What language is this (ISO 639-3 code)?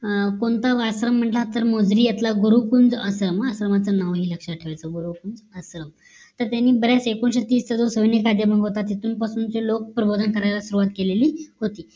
mar